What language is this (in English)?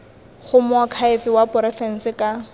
Tswana